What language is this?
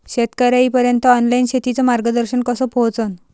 Marathi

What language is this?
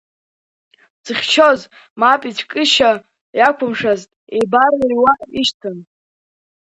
Abkhazian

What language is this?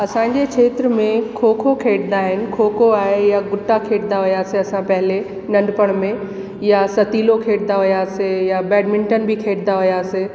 Sindhi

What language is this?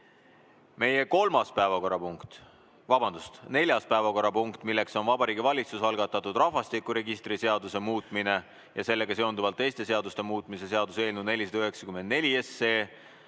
Estonian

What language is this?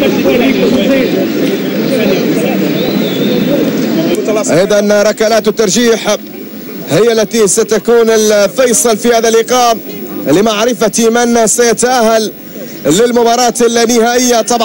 Arabic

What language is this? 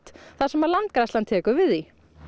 Icelandic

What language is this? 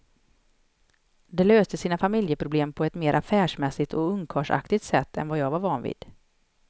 Swedish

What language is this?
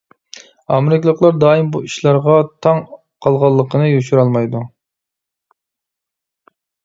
Uyghur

